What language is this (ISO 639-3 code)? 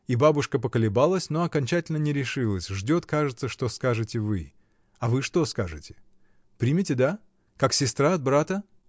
rus